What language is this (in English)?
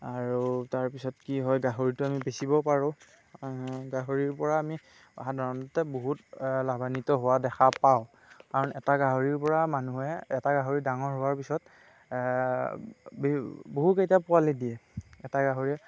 Assamese